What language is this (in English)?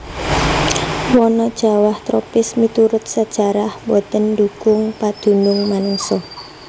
Javanese